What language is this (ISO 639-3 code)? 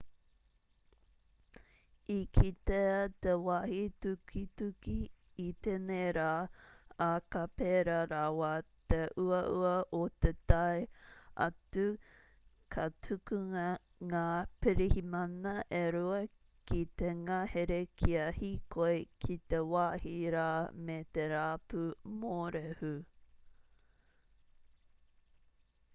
mri